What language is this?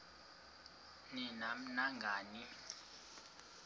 Xhosa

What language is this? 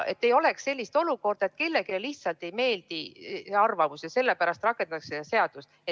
Estonian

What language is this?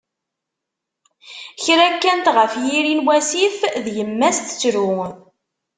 Kabyle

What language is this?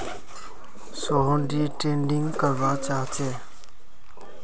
Magahi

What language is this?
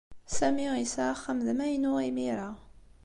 Kabyle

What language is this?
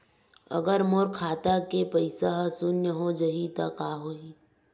Chhattisgarhi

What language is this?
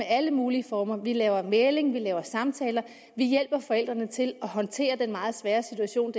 Danish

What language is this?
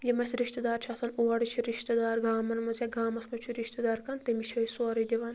Kashmiri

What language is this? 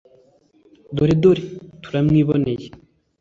Kinyarwanda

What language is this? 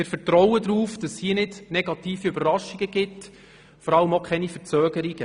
Swiss German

